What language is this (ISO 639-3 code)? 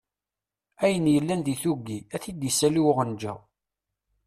kab